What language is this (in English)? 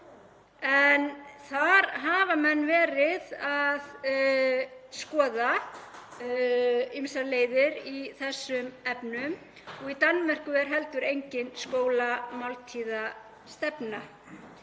Icelandic